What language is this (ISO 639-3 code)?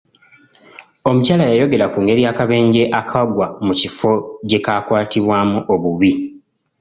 lug